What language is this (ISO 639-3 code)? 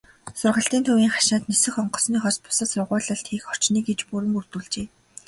mon